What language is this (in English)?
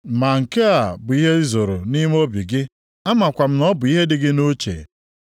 Igbo